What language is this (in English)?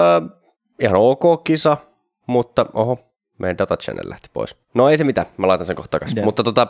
Finnish